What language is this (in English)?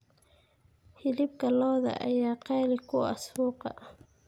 Somali